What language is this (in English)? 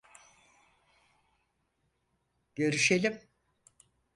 Turkish